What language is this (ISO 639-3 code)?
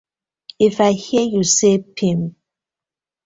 pcm